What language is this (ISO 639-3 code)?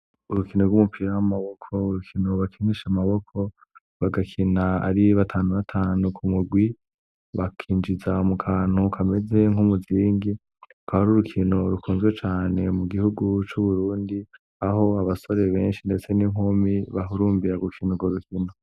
run